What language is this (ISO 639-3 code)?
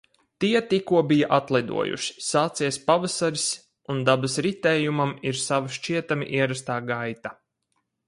lav